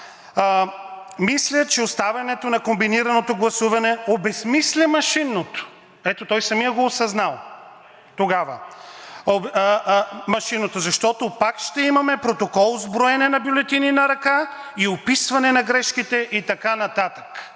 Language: Bulgarian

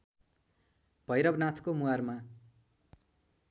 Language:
Nepali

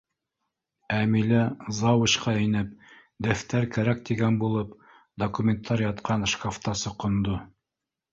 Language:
Bashkir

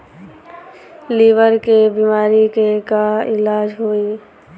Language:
Bhojpuri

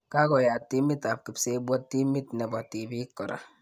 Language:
Kalenjin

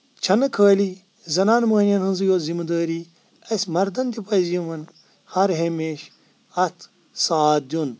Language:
Kashmiri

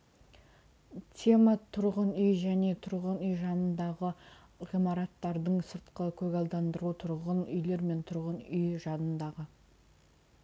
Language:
Kazakh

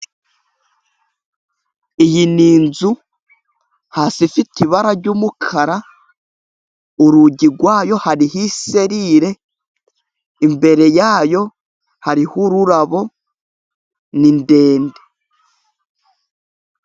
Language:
Kinyarwanda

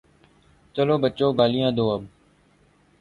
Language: Urdu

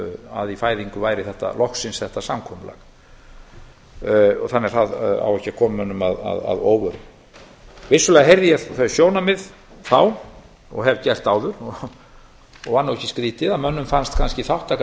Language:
Icelandic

